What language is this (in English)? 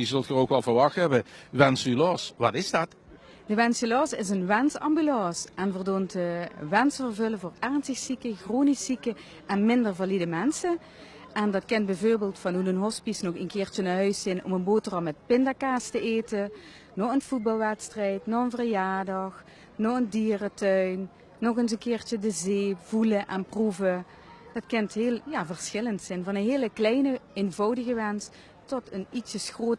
Dutch